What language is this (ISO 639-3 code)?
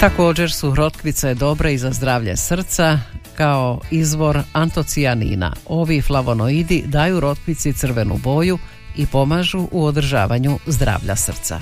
hrv